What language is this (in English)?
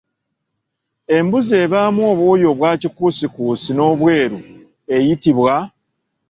Ganda